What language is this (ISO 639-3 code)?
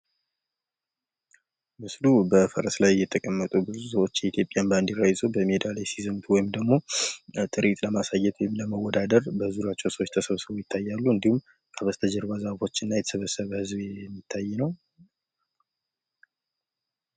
amh